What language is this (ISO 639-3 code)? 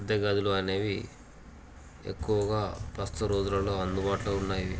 tel